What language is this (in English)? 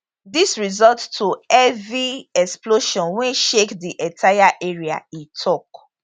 Nigerian Pidgin